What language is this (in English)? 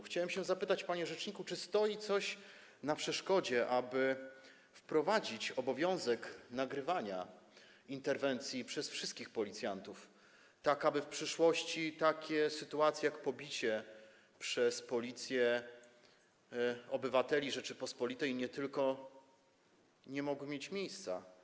Polish